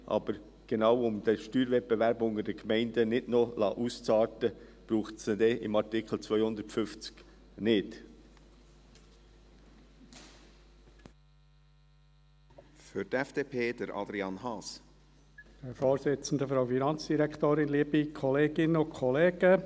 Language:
Swiss German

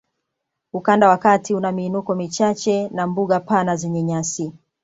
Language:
Swahili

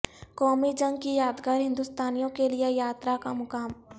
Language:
Urdu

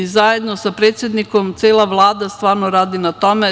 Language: Serbian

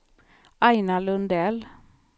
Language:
Swedish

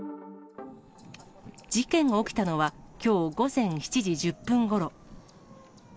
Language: Japanese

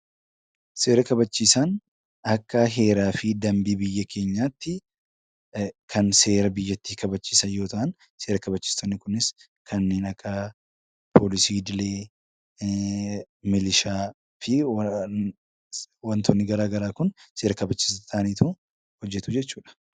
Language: Oromo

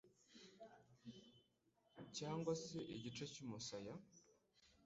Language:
Kinyarwanda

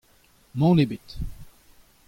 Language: Breton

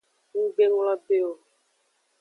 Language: Aja (Benin)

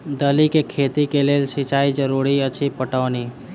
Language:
Maithili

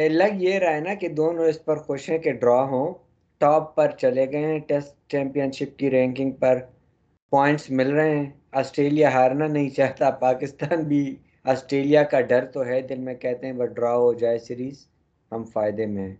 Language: Urdu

